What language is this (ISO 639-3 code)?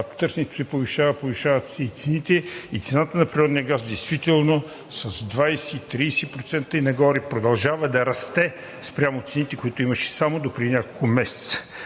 bul